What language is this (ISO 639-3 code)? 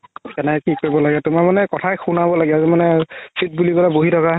asm